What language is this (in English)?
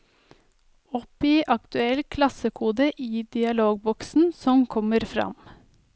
Norwegian